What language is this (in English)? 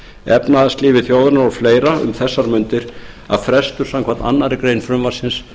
Icelandic